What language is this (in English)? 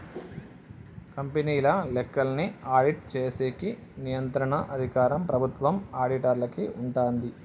Telugu